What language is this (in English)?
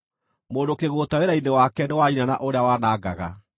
Kikuyu